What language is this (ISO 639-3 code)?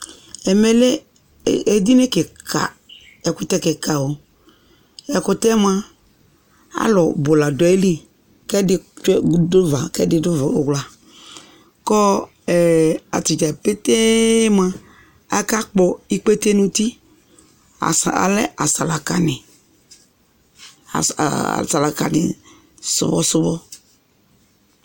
kpo